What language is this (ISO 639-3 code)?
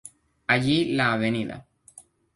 spa